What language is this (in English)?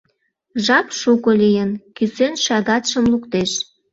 Mari